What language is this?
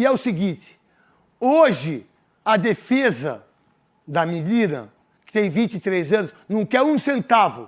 Portuguese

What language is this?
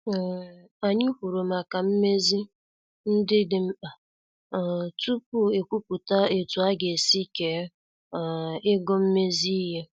Igbo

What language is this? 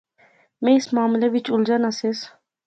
Pahari-Potwari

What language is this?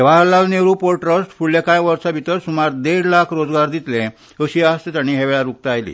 Konkani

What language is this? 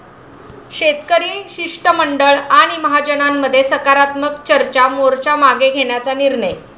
Marathi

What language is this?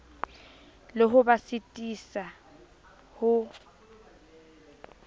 Southern Sotho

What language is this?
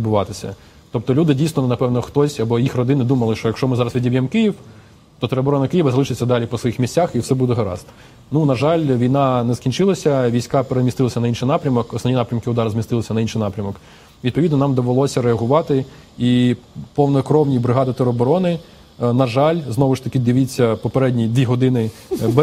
Russian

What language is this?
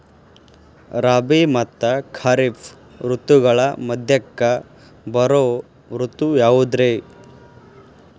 Kannada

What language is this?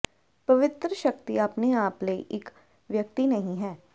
Punjabi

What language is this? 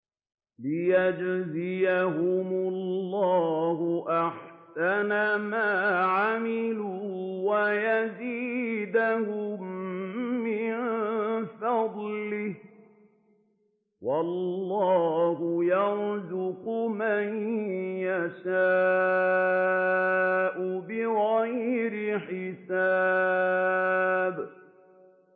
Arabic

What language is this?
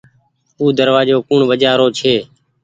Goaria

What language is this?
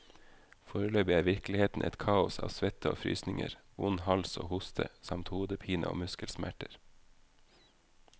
Norwegian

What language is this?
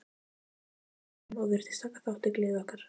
Icelandic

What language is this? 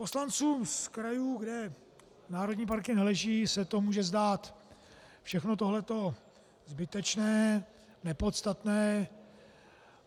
Czech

